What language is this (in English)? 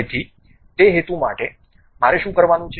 Gujarati